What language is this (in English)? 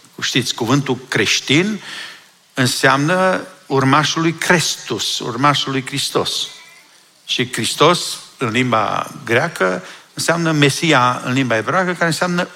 Romanian